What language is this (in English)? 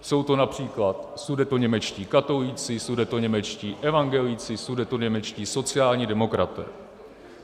Czech